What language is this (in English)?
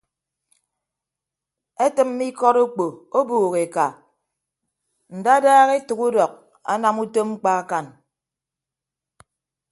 Ibibio